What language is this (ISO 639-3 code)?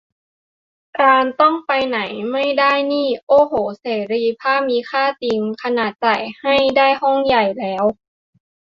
tha